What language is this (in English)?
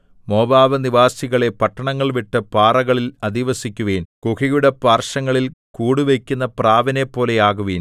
Malayalam